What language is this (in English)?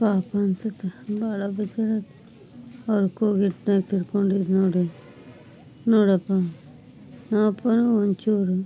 Kannada